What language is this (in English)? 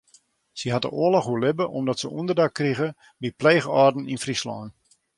Western Frisian